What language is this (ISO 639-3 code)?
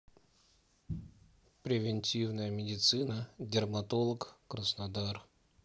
rus